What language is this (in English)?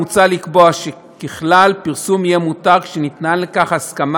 Hebrew